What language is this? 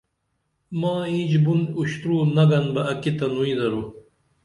Dameli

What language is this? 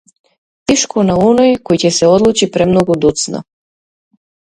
Macedonian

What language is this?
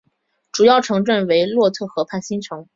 Chinese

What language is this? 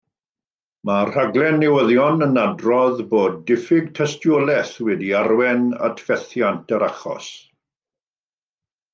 Welsh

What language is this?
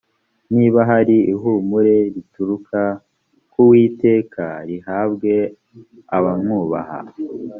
Kinyarwanda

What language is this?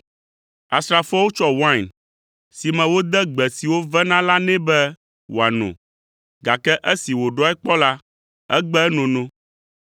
Ewe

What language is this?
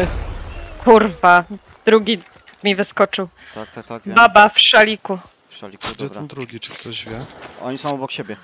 Polish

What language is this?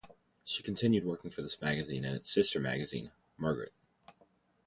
English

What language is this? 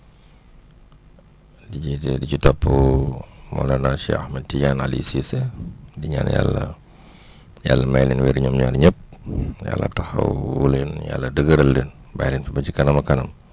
Wolof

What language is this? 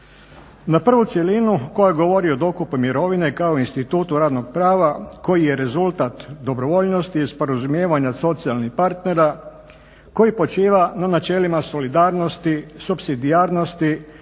Croatian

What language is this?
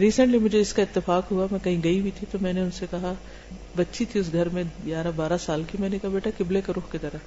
Urdu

